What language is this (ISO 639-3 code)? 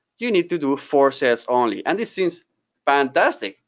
eng